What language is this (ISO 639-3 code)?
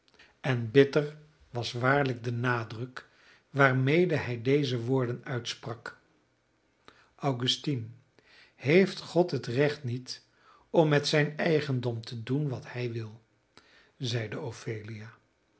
nld